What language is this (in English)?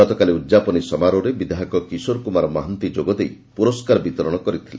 Odia